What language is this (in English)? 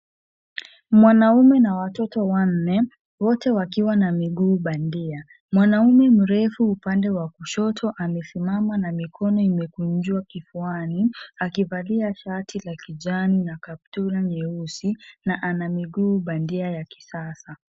Swahili